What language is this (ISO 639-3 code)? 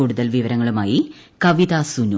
mal